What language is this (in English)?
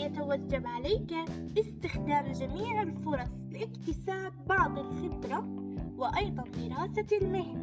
Arabic